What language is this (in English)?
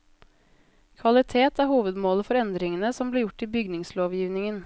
Norwegian